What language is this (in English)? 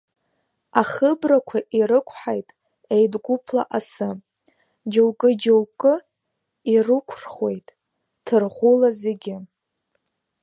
Abkhazian